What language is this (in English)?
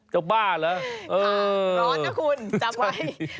Thai